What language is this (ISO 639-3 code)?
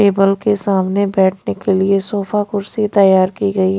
hin